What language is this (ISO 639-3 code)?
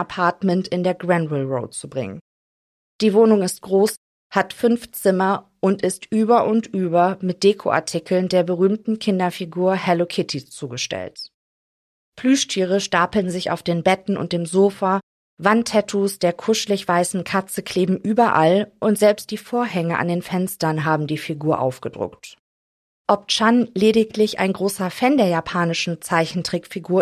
deu